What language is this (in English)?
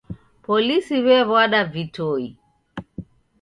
Taita